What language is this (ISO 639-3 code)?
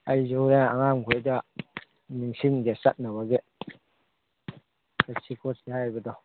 mni